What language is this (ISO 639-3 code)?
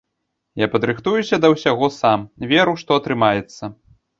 bel